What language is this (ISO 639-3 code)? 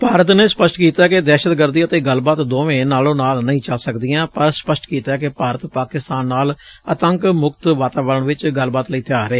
pan